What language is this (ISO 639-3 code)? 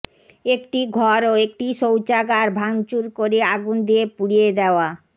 ben